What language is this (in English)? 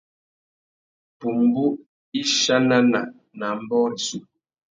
Tuki